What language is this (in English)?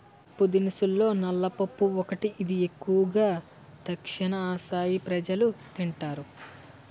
Telugu